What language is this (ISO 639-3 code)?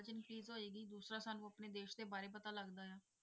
pan